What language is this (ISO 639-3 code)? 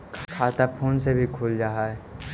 mag